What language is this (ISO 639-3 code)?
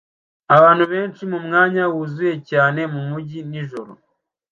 kin